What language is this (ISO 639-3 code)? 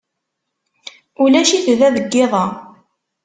kab